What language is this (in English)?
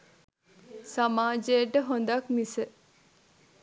Sinhala